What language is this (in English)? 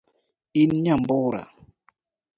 Luo (Kenya and Tanzania)